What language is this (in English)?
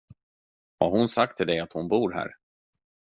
Swedish